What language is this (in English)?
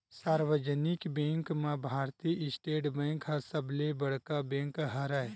Chhattisgarhi